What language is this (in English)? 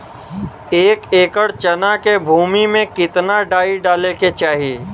Bhojpuri